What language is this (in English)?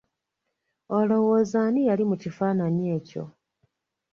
Ganda